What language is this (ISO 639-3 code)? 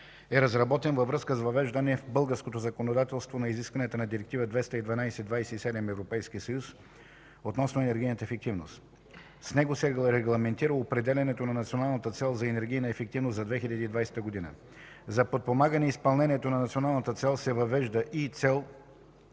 bul